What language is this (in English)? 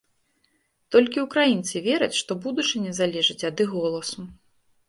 Belarusian